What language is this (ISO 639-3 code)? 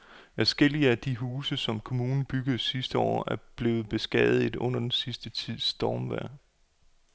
dan